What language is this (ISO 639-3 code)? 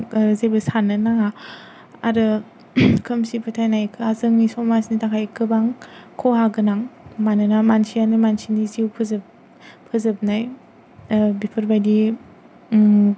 brx